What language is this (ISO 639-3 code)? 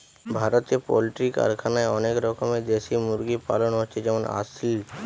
ben